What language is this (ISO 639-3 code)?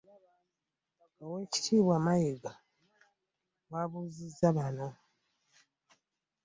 lug